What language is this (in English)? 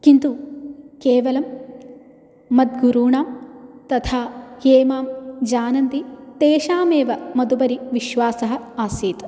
Sanskrit